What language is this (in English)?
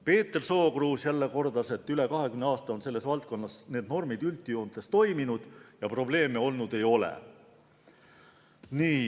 Estonian